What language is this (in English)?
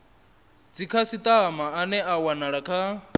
Venda